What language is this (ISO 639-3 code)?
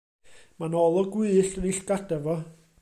cym